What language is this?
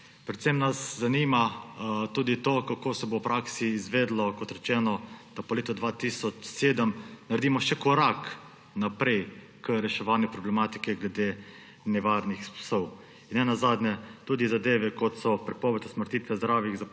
Slovenian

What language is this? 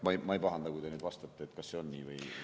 Estonian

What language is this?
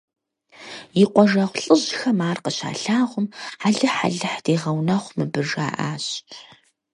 Kabardian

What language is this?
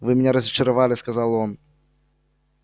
Russian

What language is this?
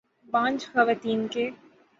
Urdu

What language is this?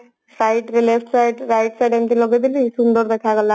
Odia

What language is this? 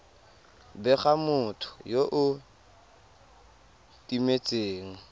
Tswana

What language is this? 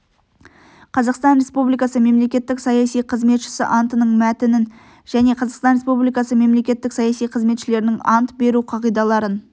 Kazakh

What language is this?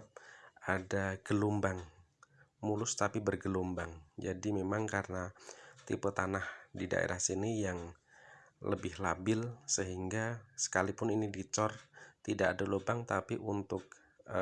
Indonesian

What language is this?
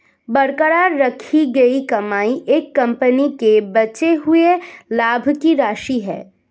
Hindi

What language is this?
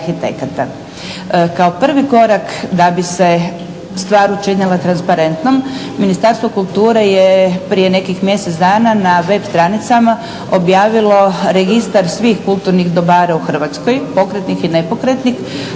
Croatian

